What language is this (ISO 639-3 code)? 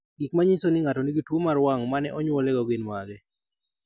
luo